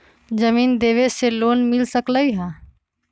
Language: Magahi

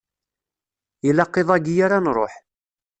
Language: Kabyle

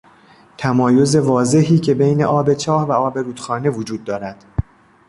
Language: Persian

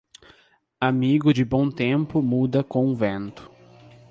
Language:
Portuguese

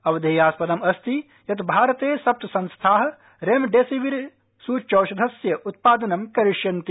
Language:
Sanskrit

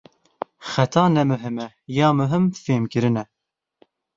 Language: Kurdish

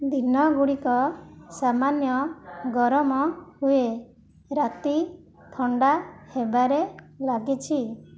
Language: Odia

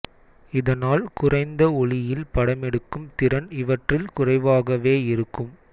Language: Tamil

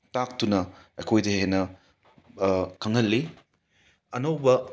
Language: Manipuri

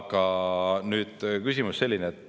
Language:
Estonian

